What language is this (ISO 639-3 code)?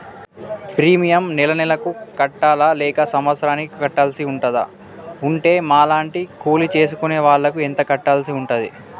tel